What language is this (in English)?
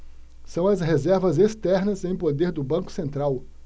Portuguese